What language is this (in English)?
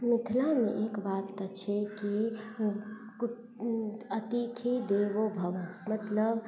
Maithili